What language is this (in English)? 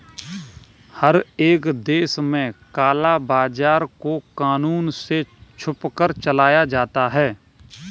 Hindi